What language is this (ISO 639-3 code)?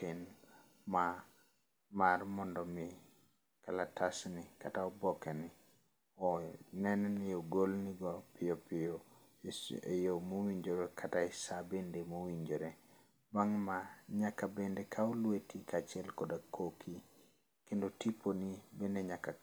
luo